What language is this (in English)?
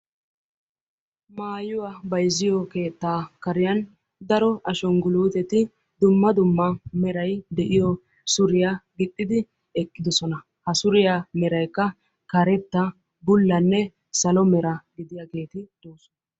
Wolaytta